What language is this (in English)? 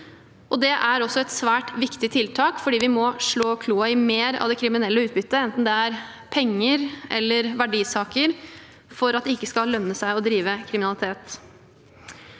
Norwegian